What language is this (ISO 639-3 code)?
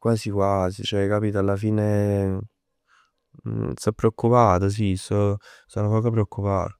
nap